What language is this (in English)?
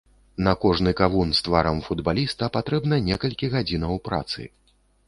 Belarusian